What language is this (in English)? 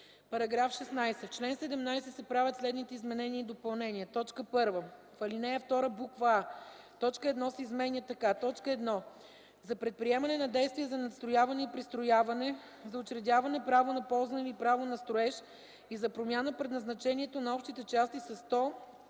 Bulgarian